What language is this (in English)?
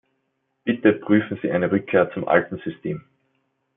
German